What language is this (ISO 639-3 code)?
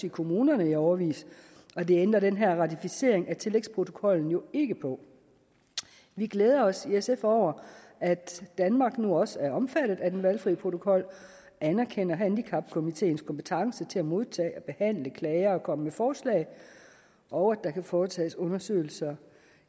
dan